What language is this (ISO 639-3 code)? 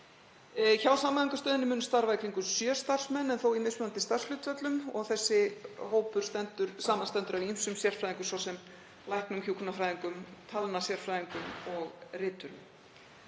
isl